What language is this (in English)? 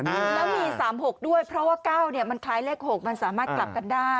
Thai